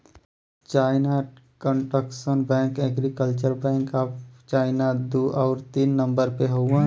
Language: Bhojpuri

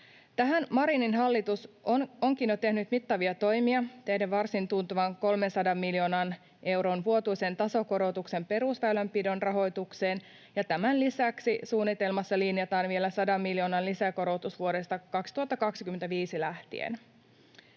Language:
Finnish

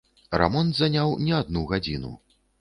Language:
Belarusian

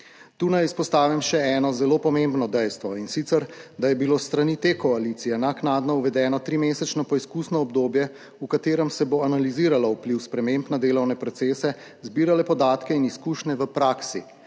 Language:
Slovenian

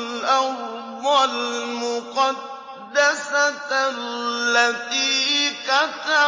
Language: Arabic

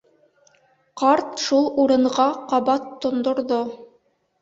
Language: Bashkir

